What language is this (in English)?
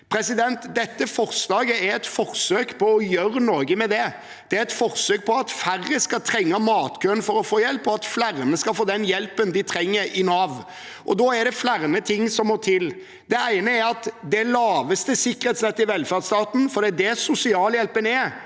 Norwegian